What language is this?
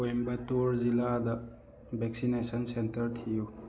Manipuri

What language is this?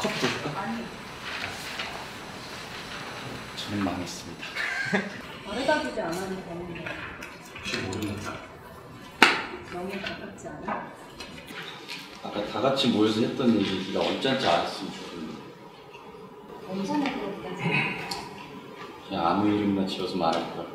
Korean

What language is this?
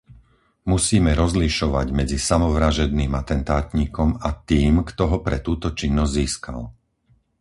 Slovak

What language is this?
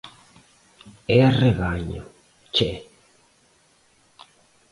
Portuguese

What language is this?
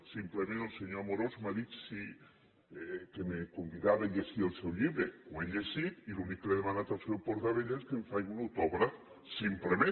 Catalan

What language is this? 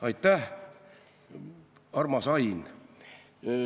Estonian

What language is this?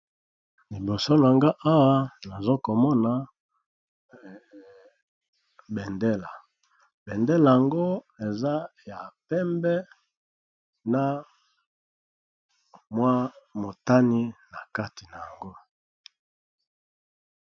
Lingala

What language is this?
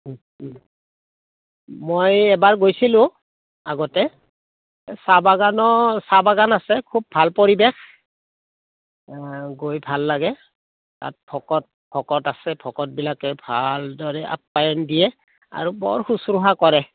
Assamese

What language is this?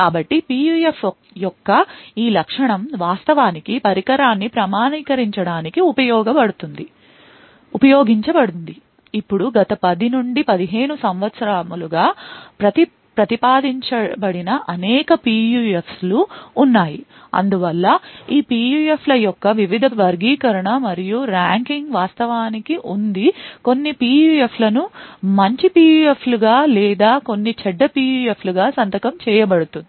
Telugu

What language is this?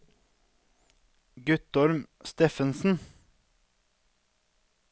Norwegian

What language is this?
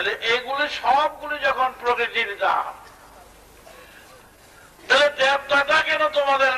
Turkish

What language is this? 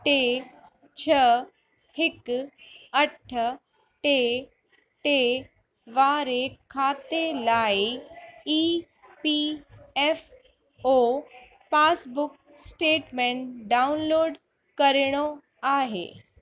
Sindhi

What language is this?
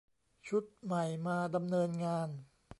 Thai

